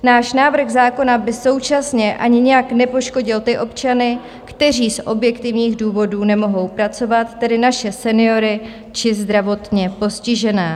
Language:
Czech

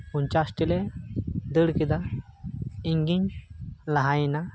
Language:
Santali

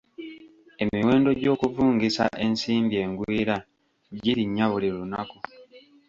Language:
Ganda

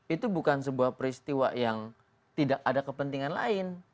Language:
Indonesian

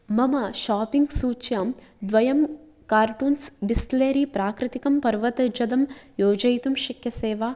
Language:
Sanskrit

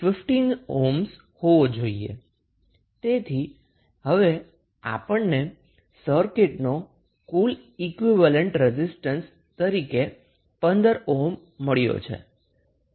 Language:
Gujarati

